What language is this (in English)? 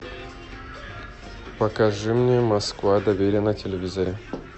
Russian